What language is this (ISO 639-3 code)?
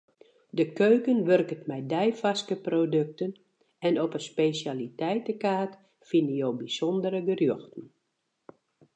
fry